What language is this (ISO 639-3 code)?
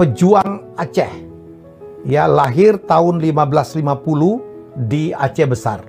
ind